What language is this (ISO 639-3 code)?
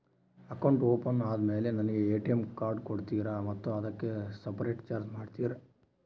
kan